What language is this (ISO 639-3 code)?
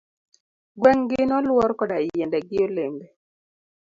luo